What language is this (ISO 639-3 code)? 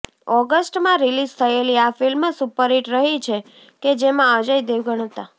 guj